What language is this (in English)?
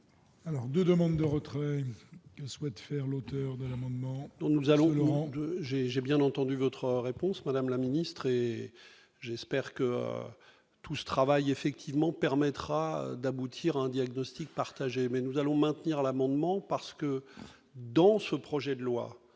French